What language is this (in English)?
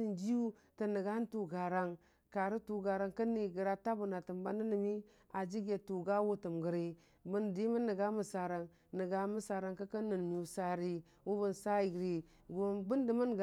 Dijim-Bwilim